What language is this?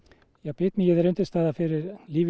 Icelandic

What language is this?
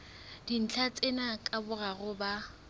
Southern Sotho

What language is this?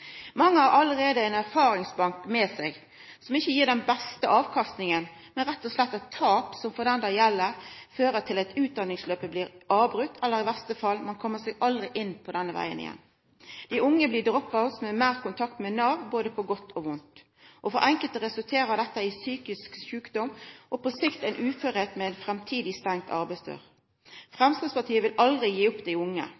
Norwegian Nynorsk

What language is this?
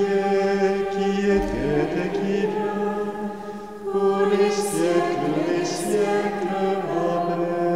French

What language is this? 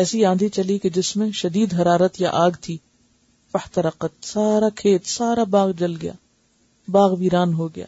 Urdu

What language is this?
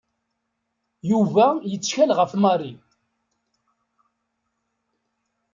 Kabyle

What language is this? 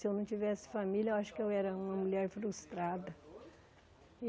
Portuguese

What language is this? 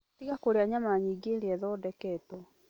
Kikuyu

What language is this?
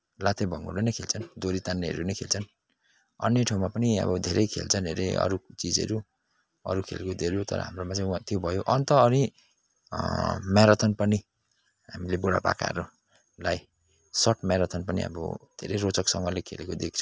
Nepali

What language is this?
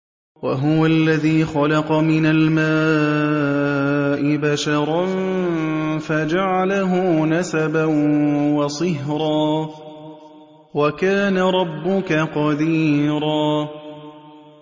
Arabic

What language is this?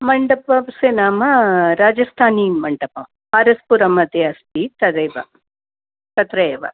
Sanskrit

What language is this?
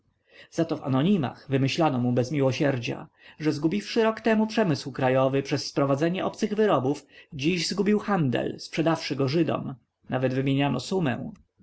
Polish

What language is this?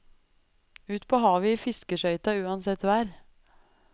Norwegian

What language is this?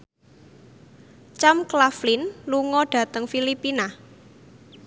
Javanese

